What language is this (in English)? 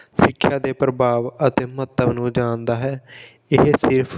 Punjabi